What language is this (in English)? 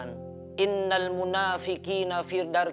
Indonesian